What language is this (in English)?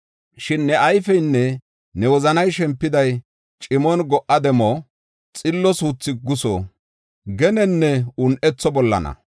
Gofa